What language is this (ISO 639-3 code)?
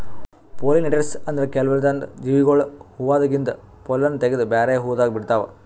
kan